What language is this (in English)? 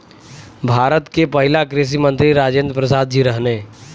Bhojpuri